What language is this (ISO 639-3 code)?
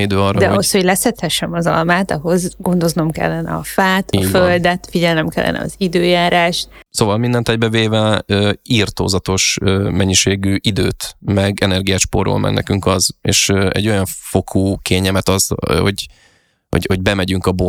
hun